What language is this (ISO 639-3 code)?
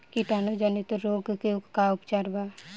bho